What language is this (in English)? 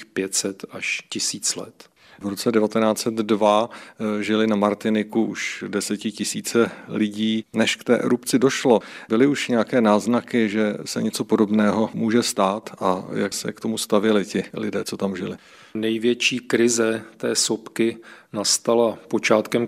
Czech